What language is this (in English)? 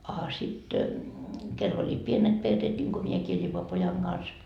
Finnish